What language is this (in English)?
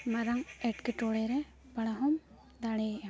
Santali